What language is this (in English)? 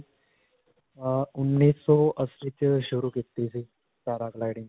Punjabi